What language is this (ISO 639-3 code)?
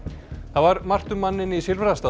isl